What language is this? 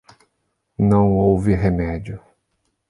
Portuguese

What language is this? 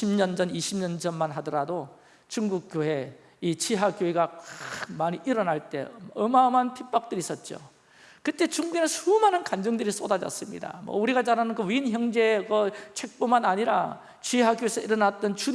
Korean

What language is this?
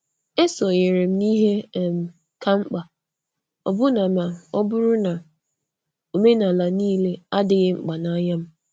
Igbo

